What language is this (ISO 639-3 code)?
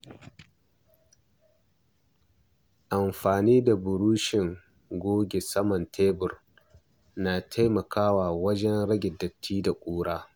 hau